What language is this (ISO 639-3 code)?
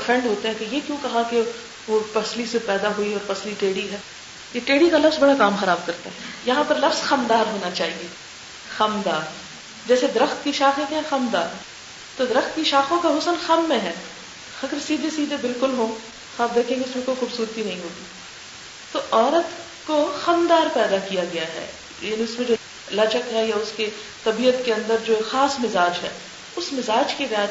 urd